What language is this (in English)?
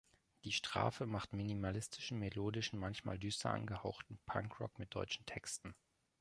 German